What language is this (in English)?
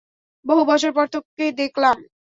Bangla